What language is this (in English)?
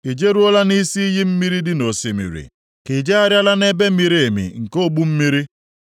Igbo